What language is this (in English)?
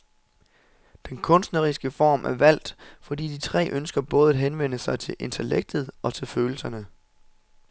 Danish